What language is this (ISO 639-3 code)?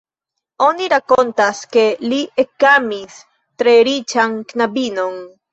epo